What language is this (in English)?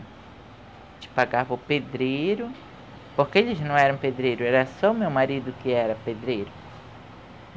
Portuguese